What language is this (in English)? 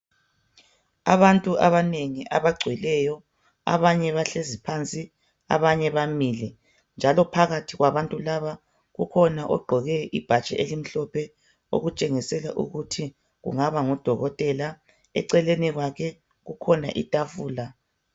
North Ndebele